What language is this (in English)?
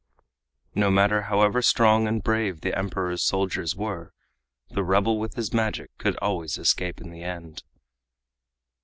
English